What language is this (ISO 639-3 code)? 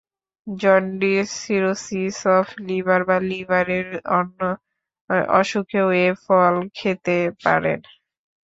ben